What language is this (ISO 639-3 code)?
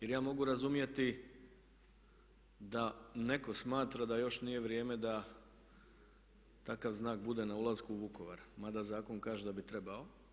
hrv